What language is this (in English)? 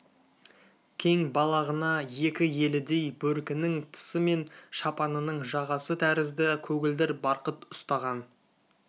Kazakh